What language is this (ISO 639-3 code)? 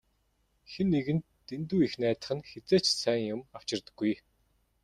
mon